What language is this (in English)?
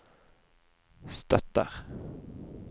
Norwegian